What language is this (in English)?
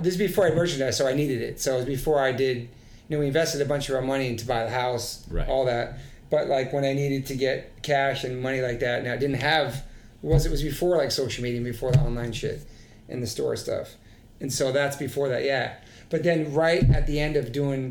English